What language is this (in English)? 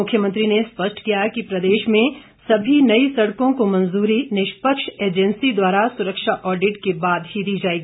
Hindi